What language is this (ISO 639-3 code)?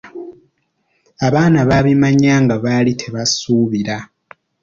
lug